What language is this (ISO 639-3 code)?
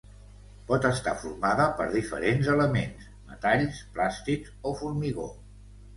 cat